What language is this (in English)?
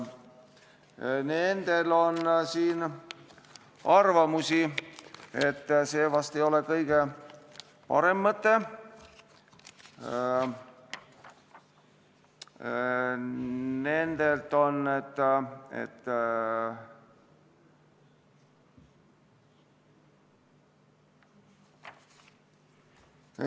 Estonian